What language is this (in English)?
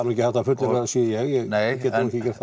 Icelandic